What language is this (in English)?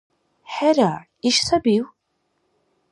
Dargwa